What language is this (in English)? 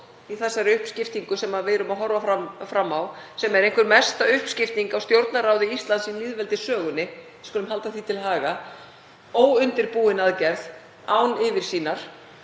Icelandic